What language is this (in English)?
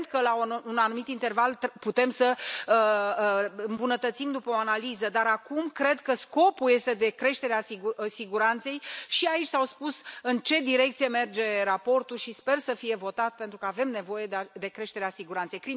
Romanian